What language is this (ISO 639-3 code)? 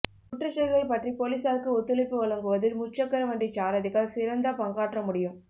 tam